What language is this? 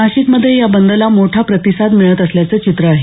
Marathi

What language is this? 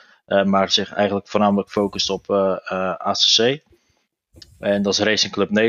Dutch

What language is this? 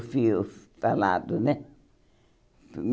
Portuguese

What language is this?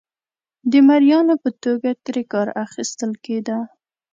Pashto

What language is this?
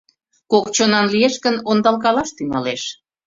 Mari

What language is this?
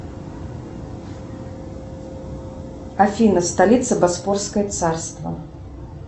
Russian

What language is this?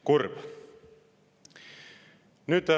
Estonian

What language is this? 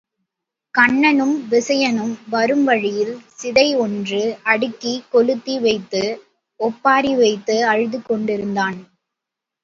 Tamil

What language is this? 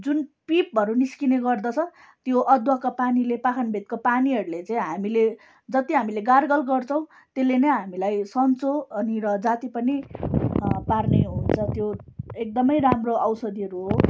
Nepali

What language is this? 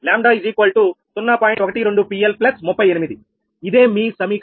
Telugu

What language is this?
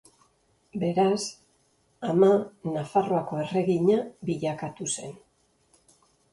Basque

